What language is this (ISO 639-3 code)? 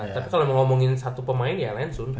ind